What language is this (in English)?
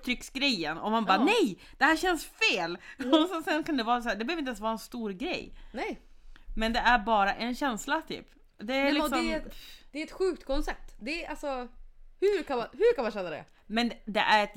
Swedish